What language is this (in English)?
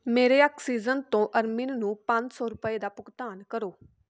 Punjabi